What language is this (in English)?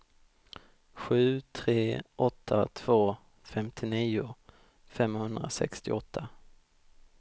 Swedish